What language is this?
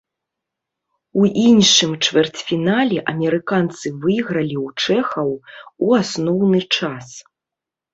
Belarusian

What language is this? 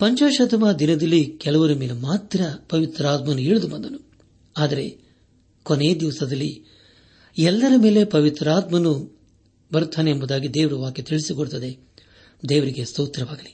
Kannada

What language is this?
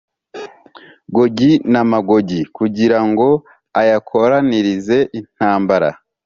Kinyarwanda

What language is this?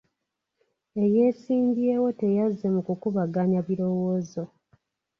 Ganda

